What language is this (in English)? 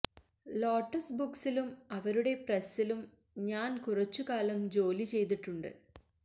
Malayalam